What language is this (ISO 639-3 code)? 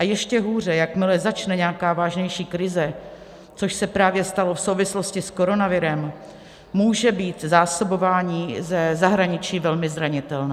ces